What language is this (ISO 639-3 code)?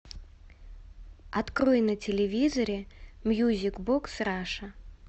rus